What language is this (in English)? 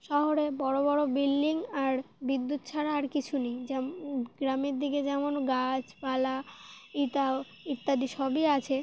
Bangla